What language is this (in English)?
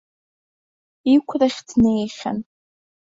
Abkhazian